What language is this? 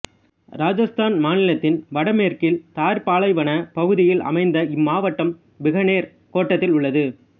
Tamil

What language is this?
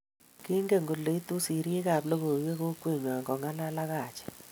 Kalenjin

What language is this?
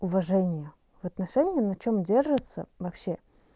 Russian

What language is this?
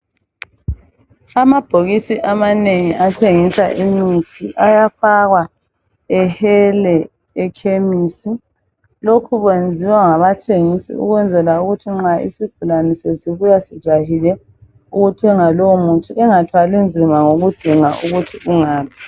North Ndebele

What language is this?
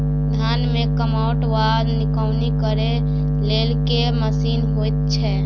Maithili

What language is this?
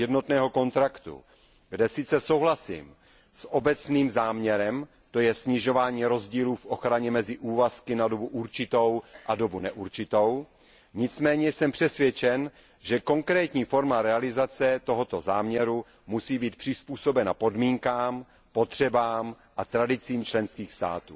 Czech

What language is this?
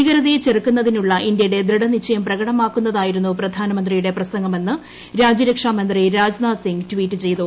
Malayalam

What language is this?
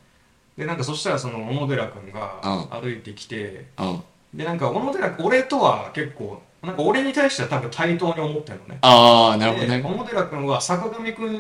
Japanese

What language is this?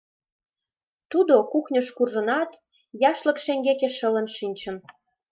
Mari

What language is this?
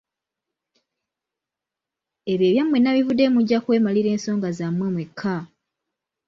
Ganda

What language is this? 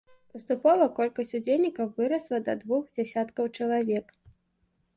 Belarusian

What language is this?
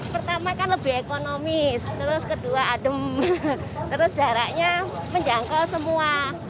Indonesian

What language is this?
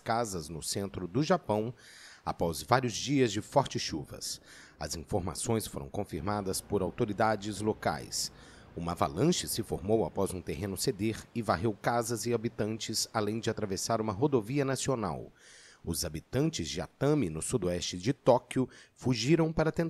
Portuguese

